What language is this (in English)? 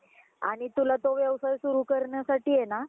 Marathi